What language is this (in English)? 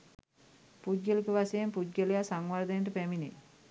Sinhala